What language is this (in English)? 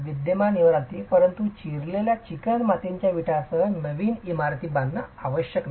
Marathi